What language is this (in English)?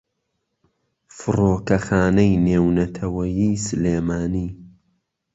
Central Kurdish